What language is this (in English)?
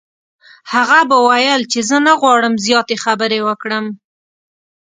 Pashto